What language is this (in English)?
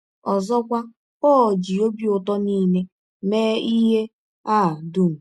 Igbo